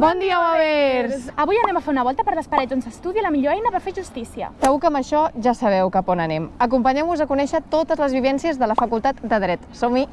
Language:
Catalan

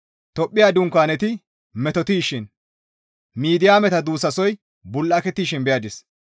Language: Gamo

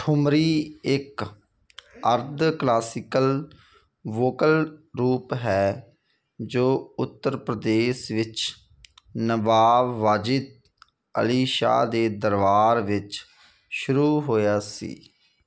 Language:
Punjabi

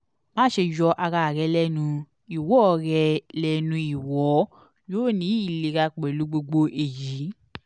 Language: Yoruba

